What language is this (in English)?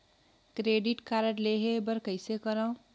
Chhattisgarhi